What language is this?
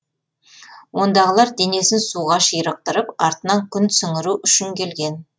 Kazakh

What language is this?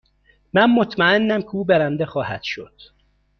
Persian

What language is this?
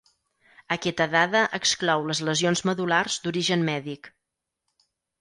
Catalan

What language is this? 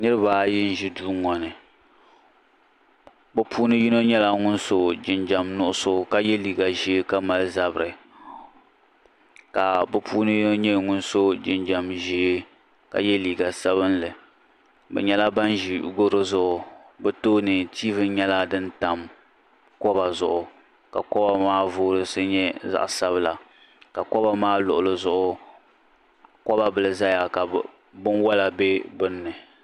Dagbani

